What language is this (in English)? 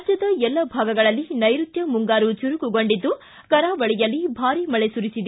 Kannada